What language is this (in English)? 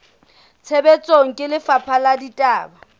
Southern Sotho